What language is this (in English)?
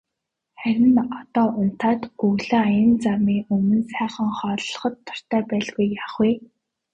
Mongolian